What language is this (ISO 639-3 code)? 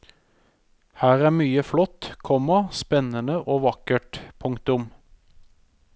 nor